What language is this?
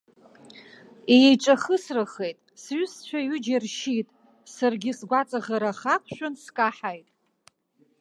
Abkhazian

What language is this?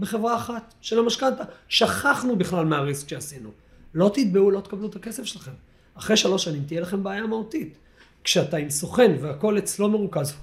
Hebrew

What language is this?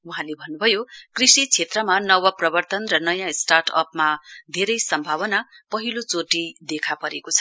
Nepali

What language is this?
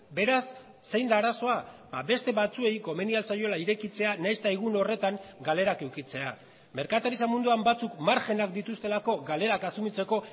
Basque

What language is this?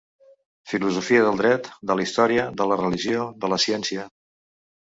Catalan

